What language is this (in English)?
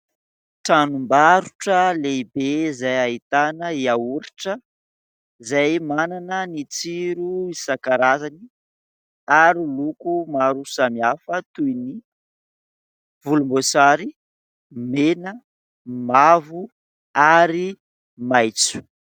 Malagasy